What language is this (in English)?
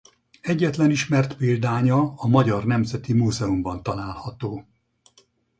Hungarian